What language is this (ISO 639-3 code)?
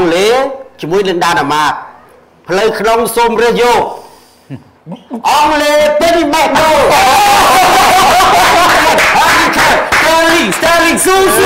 tha